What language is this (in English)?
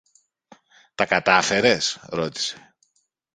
Greek